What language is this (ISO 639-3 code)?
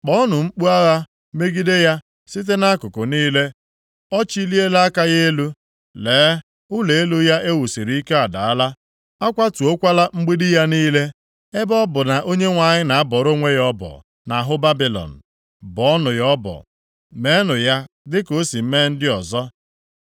ibo